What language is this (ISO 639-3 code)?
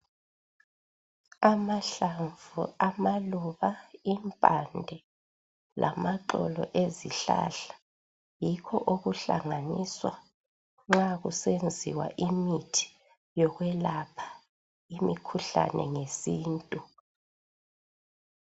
nde